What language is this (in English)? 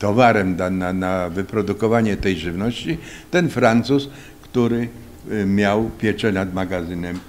Polish